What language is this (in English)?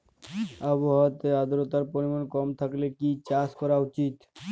Bangla